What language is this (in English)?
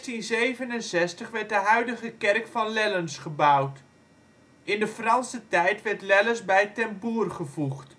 Dutch